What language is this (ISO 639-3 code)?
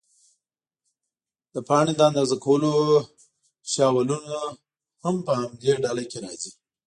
pus